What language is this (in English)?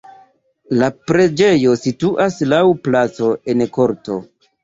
Esperanto